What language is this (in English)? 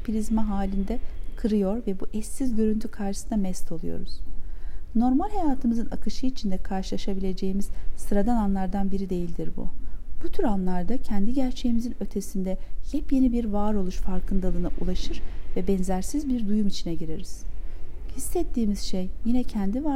Turkish